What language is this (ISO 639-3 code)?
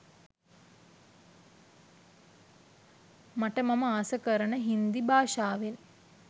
sin